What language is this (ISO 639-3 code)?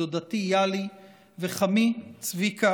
heb